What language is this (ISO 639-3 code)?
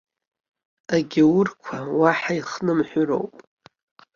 abk